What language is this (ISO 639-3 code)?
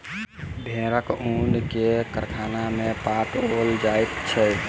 mai